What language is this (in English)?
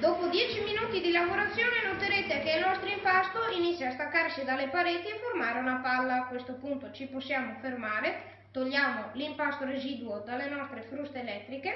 Italian